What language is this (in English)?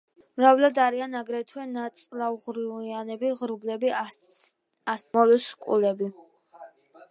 Georgian